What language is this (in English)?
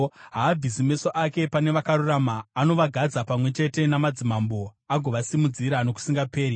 Shona